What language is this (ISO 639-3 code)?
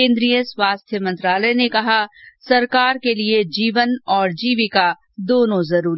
hin